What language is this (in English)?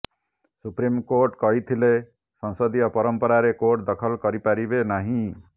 Odia